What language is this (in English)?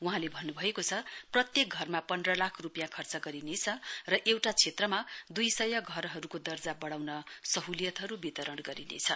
Nepali